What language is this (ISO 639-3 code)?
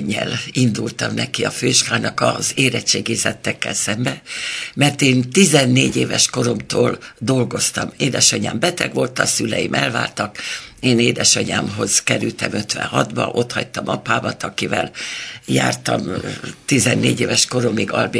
hun